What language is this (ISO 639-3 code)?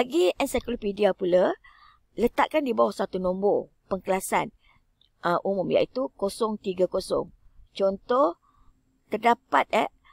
msa